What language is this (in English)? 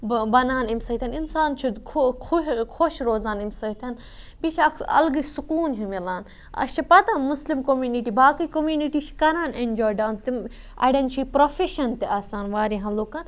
Kashmiri